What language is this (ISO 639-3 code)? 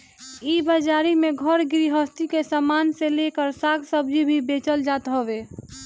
bho